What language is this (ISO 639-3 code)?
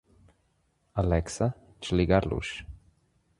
por